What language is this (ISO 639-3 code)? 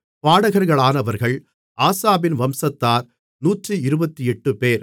tam